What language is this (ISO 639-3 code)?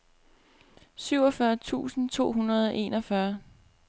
dan